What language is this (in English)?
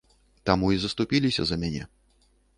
Belarusian